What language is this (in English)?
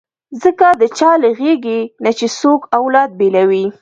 Pashto